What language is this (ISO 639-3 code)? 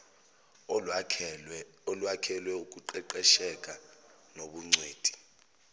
zul